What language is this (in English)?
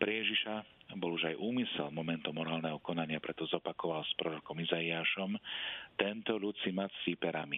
Slovak